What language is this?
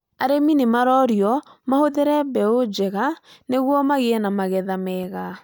Kikuyu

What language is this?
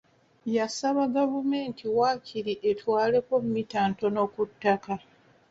Ganda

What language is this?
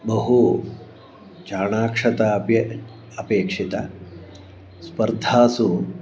Sanskrit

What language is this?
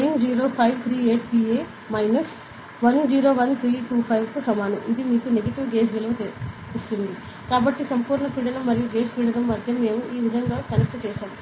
Telugu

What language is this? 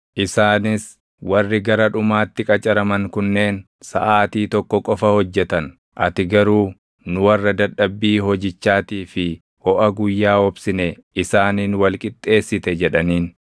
Oromo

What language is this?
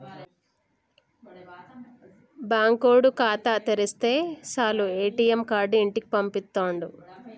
Telugu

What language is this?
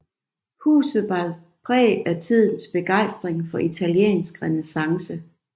Danish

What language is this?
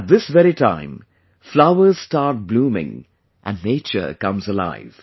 English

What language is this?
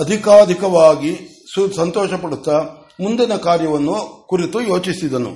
Kannada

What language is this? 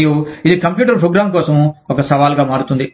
Telugu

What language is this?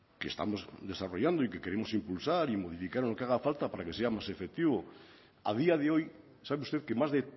Spanish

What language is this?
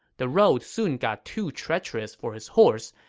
English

